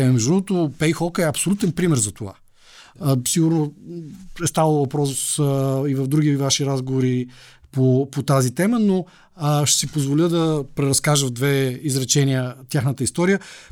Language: Bulgarian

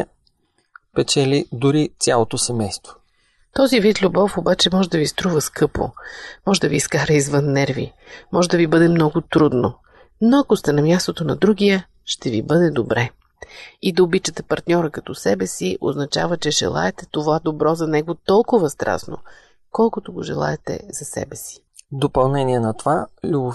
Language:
Bulgarian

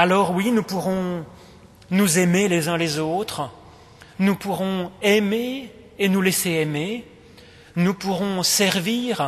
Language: French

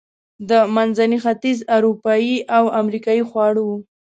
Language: Pashto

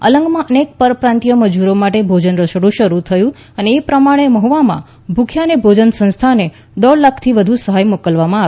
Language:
Gujarati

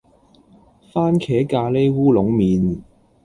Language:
Cantonese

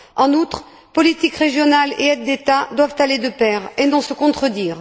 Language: French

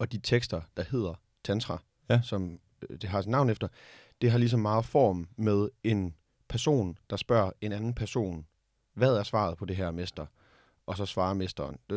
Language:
Danish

